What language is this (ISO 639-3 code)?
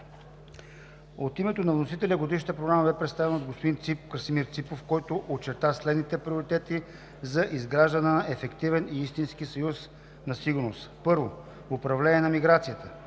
bul